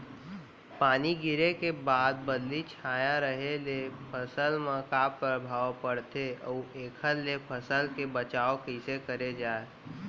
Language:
Chhattisgarhi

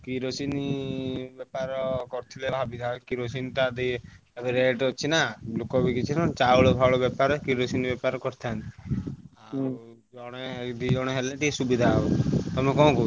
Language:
Odia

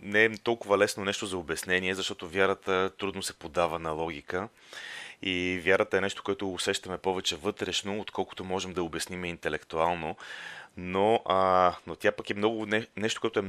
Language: Bulgarian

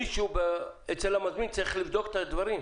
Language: Hebrew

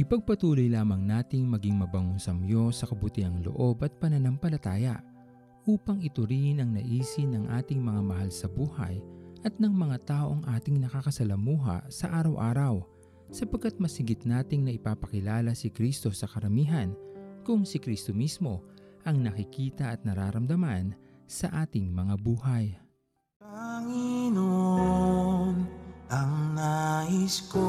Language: Filipino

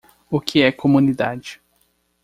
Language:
Portuguese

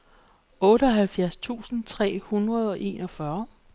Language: Danish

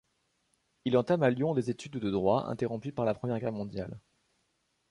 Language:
French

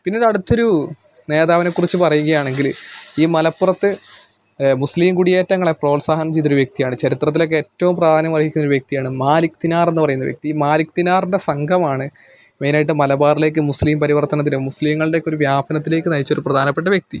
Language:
Malayalam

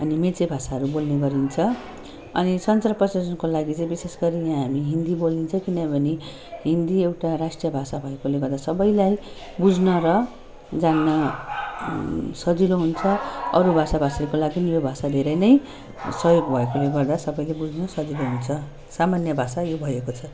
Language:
Nepali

